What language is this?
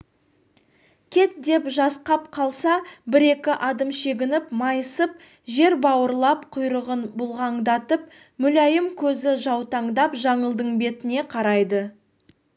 Kazakh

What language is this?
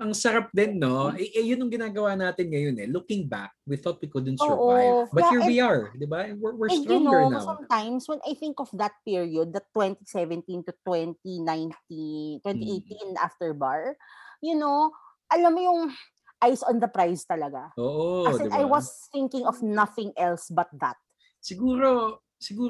Filipino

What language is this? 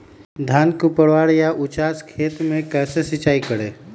Magahi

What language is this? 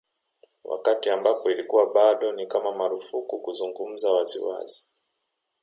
Swahili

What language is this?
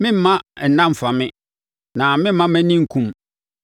Akan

